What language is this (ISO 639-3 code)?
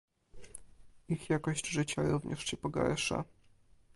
pol